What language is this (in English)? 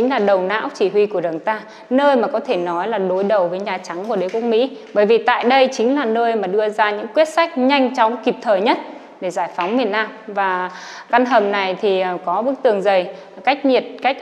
Vietnamese